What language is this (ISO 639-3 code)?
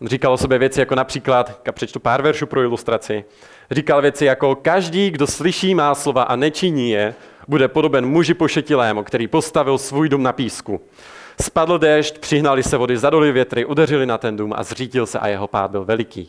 ces